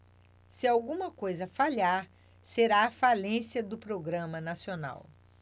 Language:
Portuguese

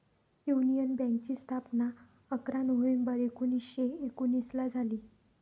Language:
Marathi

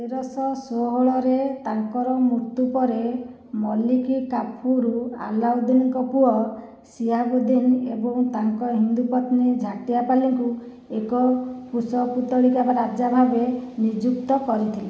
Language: Odia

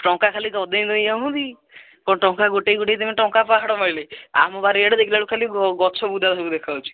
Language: Odia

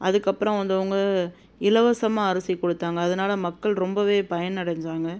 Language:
Tamil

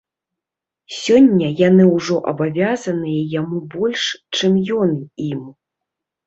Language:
Belarusian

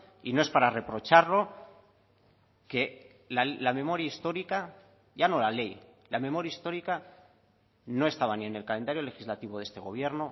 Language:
Spanish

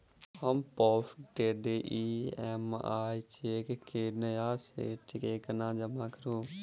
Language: Maithili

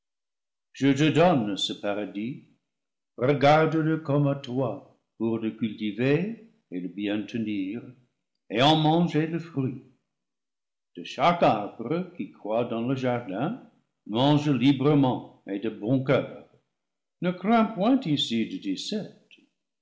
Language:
French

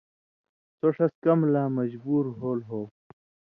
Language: Indus Kohistani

